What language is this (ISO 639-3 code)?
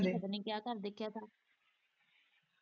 pan